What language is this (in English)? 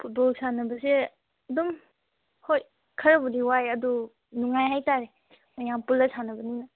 Manipuri